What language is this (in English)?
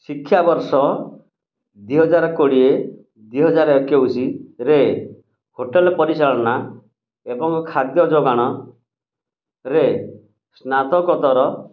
Odia